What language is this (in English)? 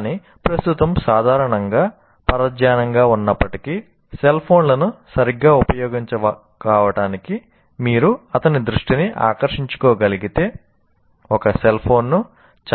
Telugu